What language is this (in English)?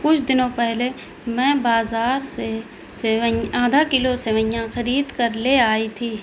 Urdu